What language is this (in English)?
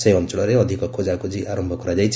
Odia